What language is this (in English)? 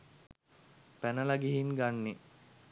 Sinhala